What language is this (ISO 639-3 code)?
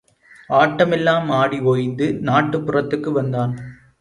tam